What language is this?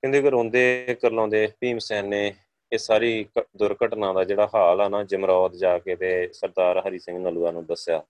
Punjabi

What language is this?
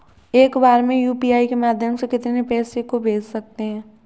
Hindi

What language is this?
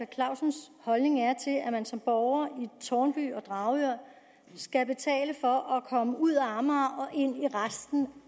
Danish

